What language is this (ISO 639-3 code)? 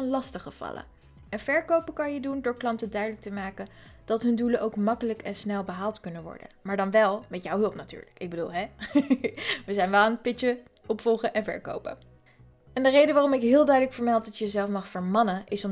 nld